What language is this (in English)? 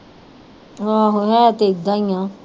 Punjabi